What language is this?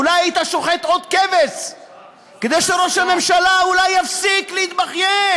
Hebrew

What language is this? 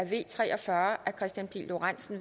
Danish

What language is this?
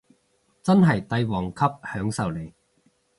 Cantonese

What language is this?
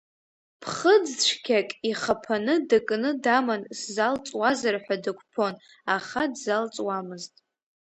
Abkhazian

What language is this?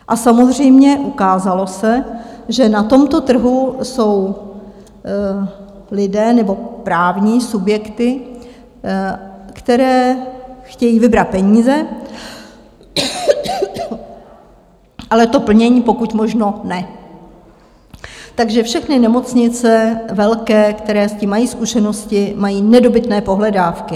Czech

